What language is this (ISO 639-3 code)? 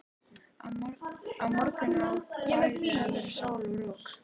isl